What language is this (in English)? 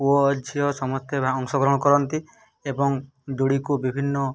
Odia